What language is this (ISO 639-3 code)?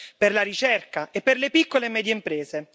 ita